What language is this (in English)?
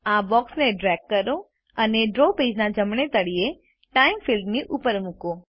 Gujarati